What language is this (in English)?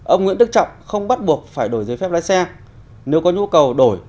Vietnamese